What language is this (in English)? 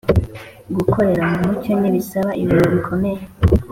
Kinyarwanda